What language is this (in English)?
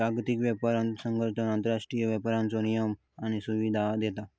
Marathi